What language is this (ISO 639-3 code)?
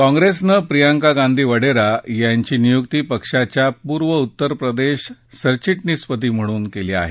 mar